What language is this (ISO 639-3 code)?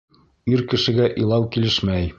bak